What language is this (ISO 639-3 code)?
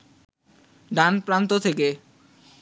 ben